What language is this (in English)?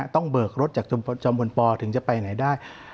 Thai